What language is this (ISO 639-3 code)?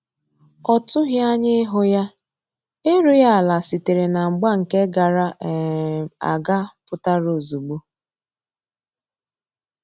ibo